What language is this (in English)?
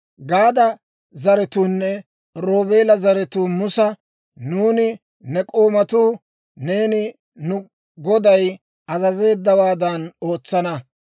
Dawro